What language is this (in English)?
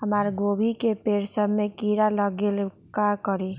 Magahi